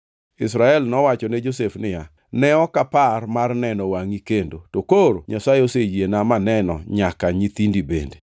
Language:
Luo (Kenya and Tanzania)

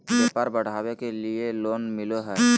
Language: Magahi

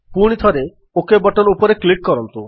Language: Odia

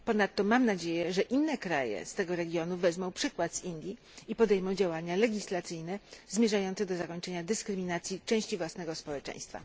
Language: Polish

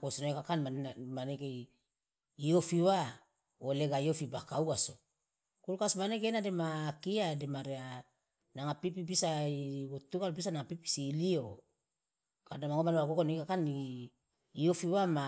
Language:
Loloda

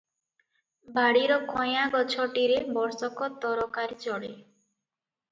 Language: Odia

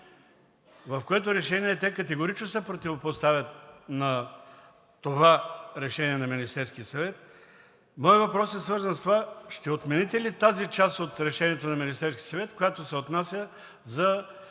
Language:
Bulgarian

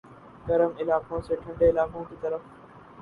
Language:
Urdu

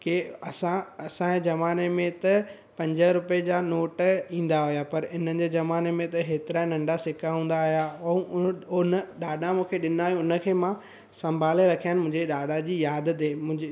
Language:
Sindhi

